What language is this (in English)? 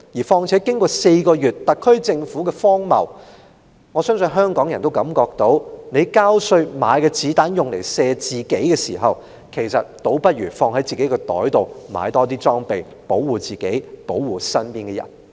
Cantonese